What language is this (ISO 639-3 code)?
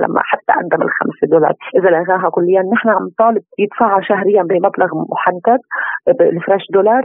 ara